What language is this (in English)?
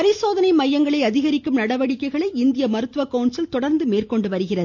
Tamil